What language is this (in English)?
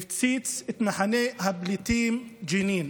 Hebrew